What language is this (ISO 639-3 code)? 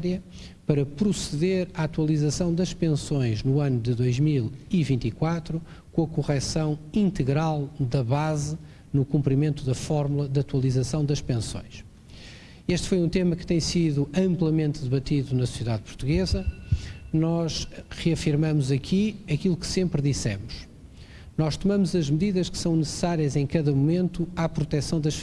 por